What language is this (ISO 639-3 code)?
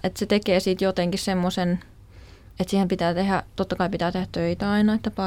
fin